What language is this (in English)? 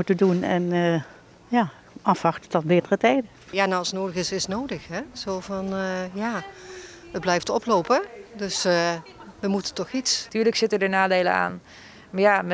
Dutch